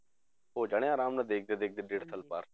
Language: Punjabi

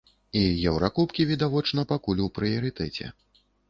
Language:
Belarusian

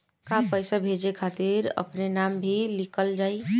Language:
Bhojpuri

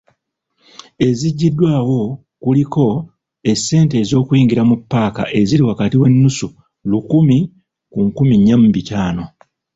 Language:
Ganda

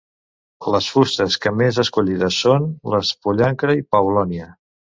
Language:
Catalan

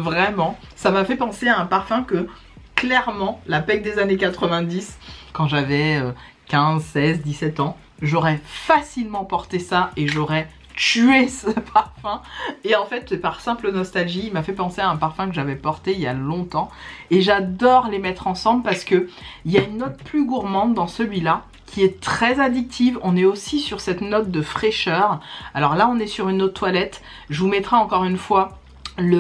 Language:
French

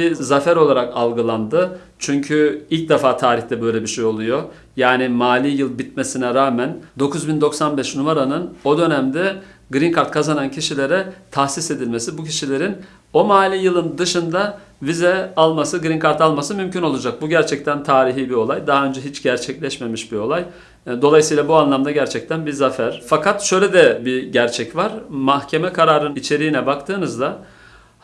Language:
Turkish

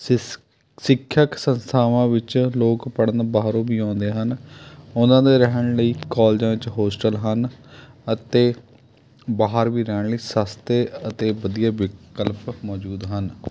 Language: Punjabi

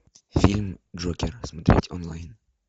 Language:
Russian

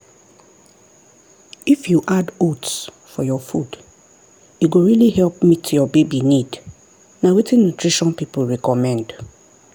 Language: Nigerian Pidgin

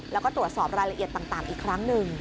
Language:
Thai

